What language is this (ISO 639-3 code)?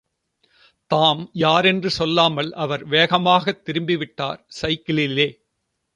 tam